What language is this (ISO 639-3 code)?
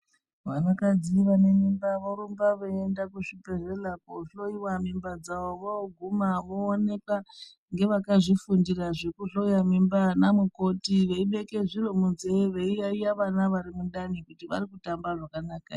ndc